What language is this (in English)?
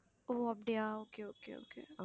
Tamil